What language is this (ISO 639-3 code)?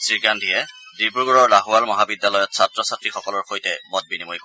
asm